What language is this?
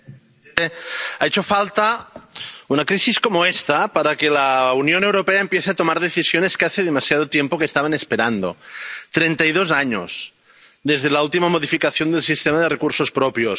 Spanish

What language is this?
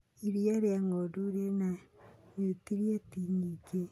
Kikuyu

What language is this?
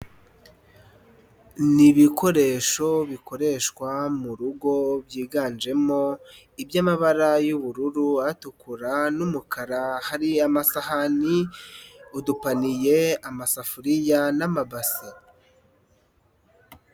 Kinyarwanda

